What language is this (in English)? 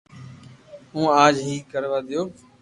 Loarki